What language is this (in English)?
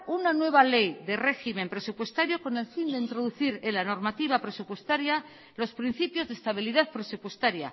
Spanish